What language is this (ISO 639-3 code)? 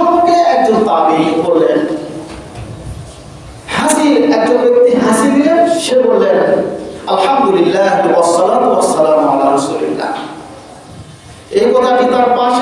ind